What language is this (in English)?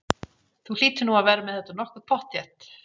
Icelandic